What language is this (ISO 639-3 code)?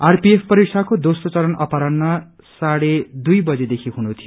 nep